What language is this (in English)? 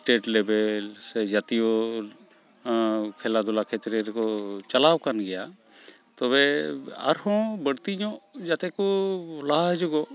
Santali